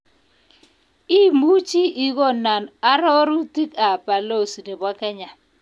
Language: Kalenjin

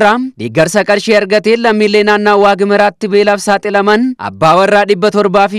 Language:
Arabic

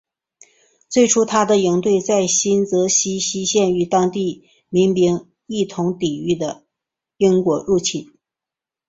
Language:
Chinese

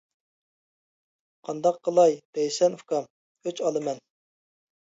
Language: Uyghur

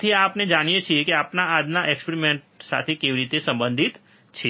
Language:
Gujarati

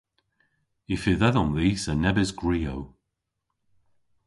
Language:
Cornish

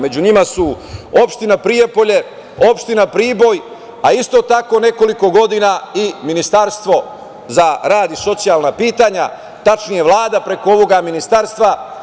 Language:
Serbian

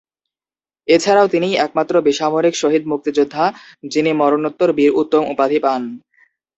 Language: Bangla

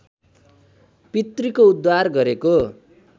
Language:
Nepali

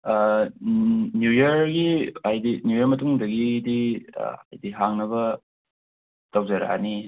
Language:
Manipuri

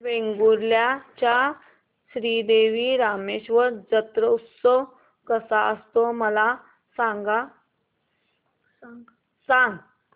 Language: Marathi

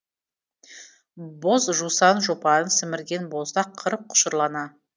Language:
Kazakh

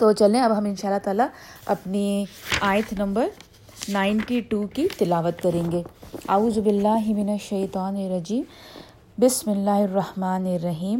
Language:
Urdu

